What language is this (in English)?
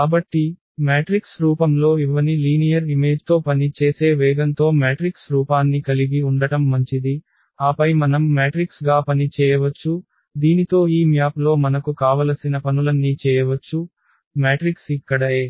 Telugu